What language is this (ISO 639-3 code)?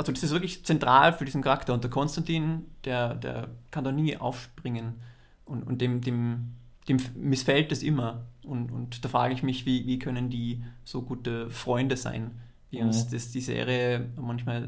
deu